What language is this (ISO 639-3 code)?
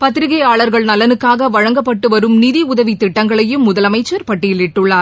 tam